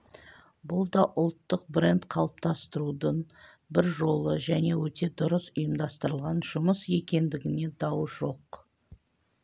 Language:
Kazakh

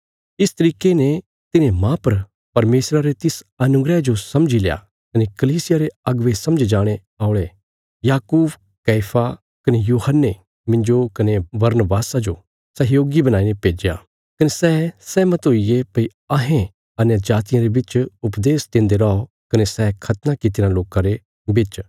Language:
Bilaspuri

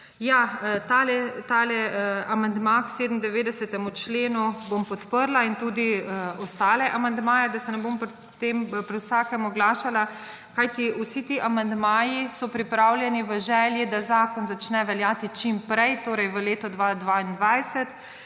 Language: Slovenian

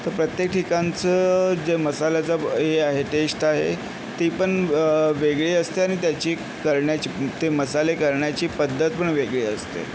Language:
Marathi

